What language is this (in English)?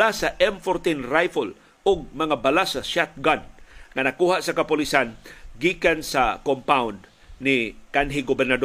Filipino